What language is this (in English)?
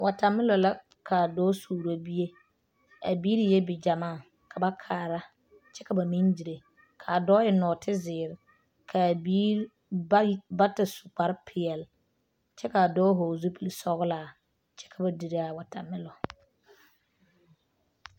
Southern Dagaare